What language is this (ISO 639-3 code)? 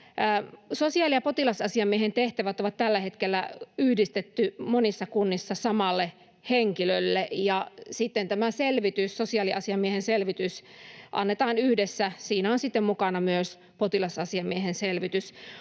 fin